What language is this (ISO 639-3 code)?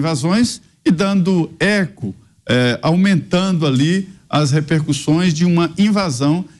por